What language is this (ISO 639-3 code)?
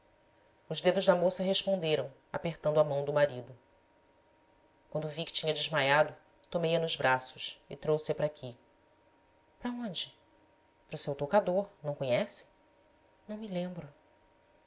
por